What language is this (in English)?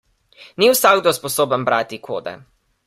Slovenian